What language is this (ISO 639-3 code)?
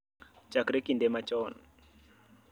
luo